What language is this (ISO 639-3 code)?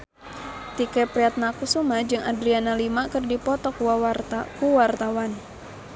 sun